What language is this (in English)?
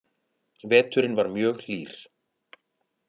Icelandic